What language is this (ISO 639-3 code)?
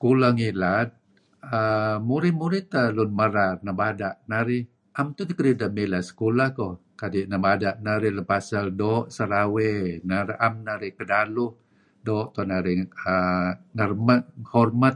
kzi